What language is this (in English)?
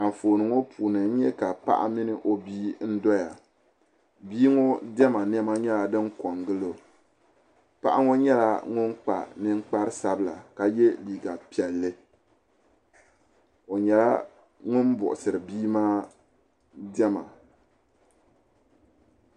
Dagbani